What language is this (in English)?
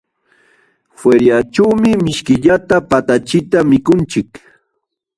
Jauja Wanca Quechua